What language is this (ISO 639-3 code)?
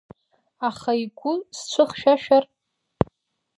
abk